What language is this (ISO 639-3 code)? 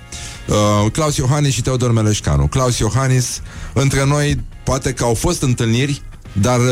ron